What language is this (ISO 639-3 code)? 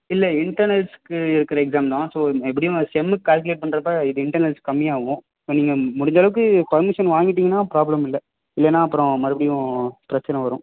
tam